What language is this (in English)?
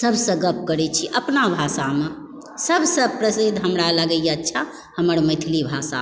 Maithili